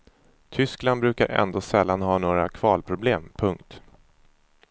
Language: Swedish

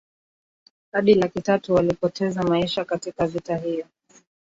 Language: Swahili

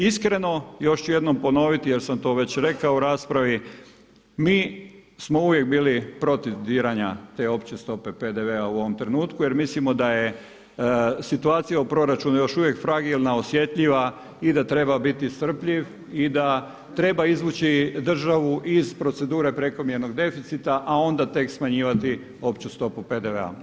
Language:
Croatian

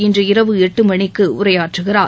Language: Tamil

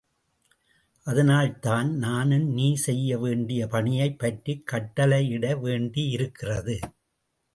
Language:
Tamil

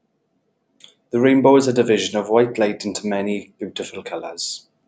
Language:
English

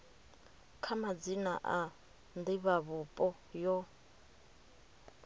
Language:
Venda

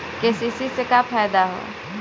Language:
Bhojpuri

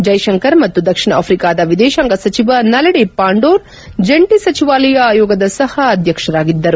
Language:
Kannada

